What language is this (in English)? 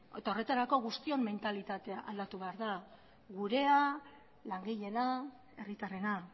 Basque